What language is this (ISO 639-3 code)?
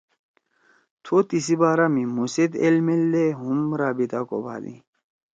trw